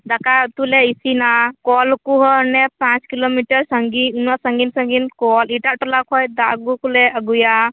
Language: Santali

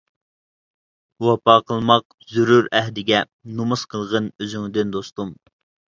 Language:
Uyghur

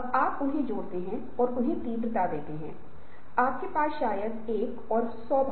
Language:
Hindi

